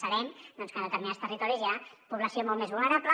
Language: Catalan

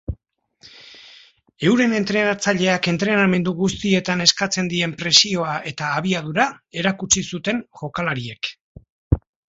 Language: Basque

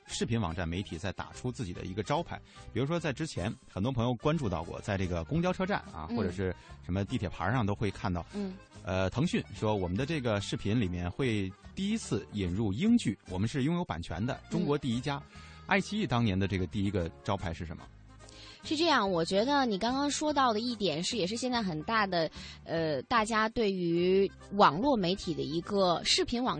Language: Chinese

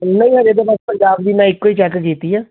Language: Punjabi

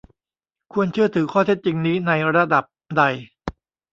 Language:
Thai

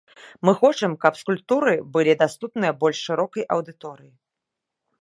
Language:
Belarusian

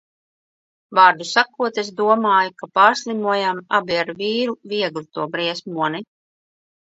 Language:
Latvian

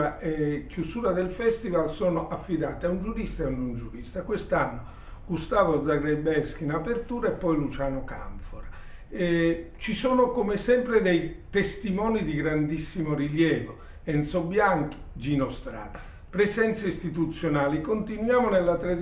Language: Italian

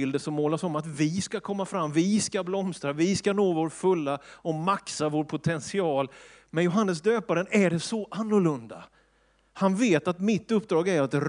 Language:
Swedish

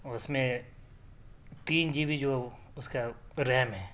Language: Urdu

